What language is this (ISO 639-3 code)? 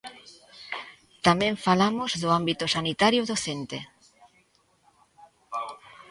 glg